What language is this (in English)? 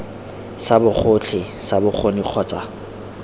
Tswana